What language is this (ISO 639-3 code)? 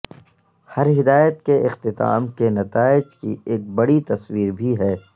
urd